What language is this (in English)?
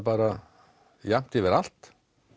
Icelandic